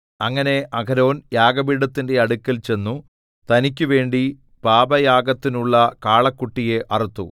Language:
Malayalam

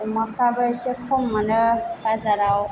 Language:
Bodo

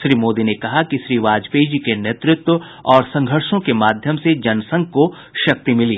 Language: Hindi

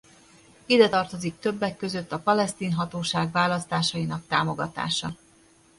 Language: Hungarian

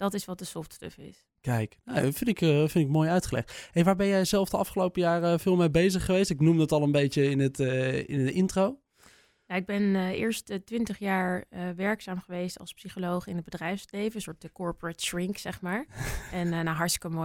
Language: Dutch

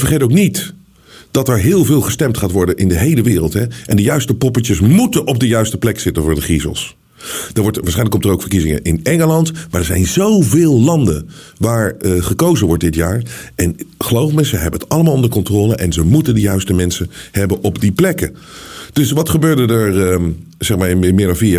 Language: Dutch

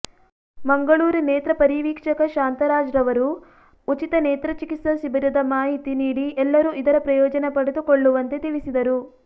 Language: Kannada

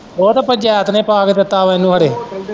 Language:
Punjabi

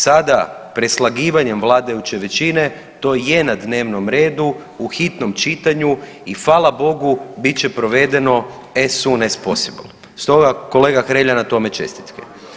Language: Croatian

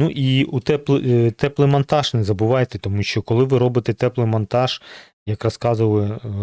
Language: Ukrainian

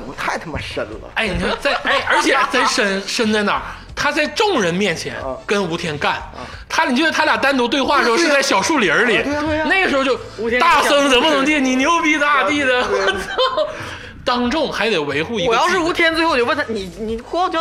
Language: Chinese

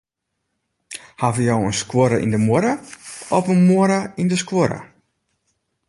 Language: Western Frisian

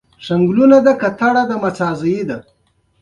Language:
Pashto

